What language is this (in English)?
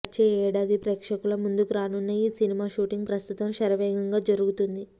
Telugu